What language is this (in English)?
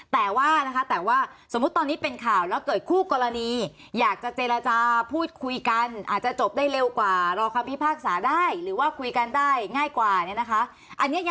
Thai